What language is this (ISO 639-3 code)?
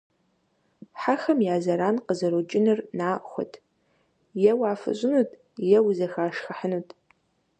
kbd